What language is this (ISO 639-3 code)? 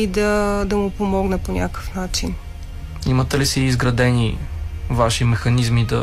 bul